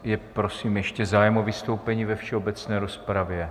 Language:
Czech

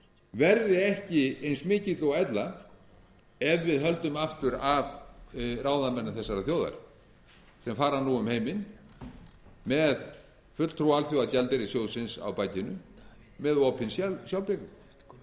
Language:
Icelandic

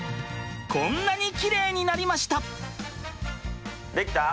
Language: Japanese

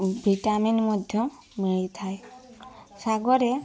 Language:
Odia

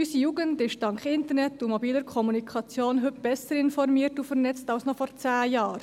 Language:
Swiss German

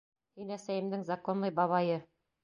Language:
Bashkir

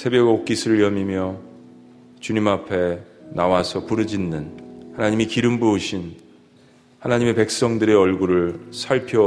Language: Korean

